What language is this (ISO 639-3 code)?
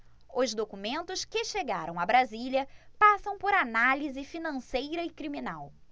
por